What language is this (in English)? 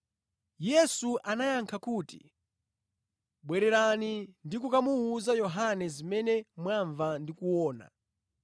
Nyanja